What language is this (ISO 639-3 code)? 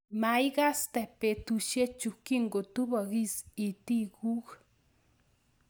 kln